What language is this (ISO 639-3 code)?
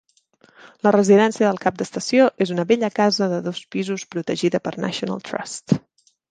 cat